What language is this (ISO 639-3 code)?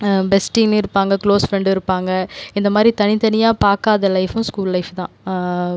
tam